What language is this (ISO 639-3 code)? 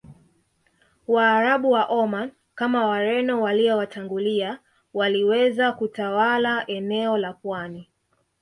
swa